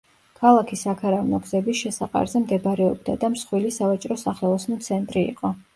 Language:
Georgian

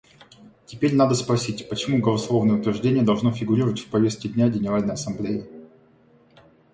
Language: Russian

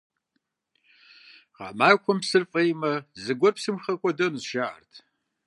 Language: Kabardian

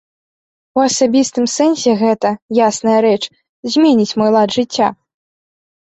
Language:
Belarusian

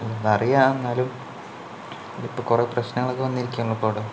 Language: Malayalam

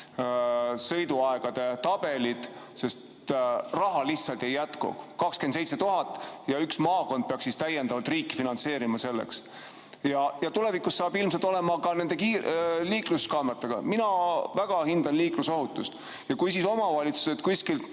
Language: Estonian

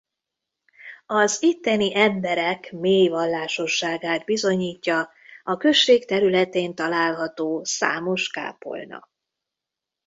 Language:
Hungarian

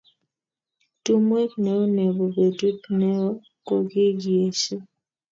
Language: Kalenjin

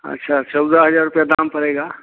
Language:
Hindi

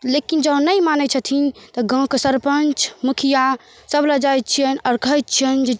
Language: Maithili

